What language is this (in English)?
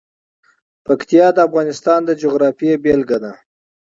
Pashto